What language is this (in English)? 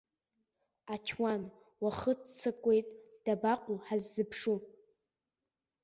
Abkhazian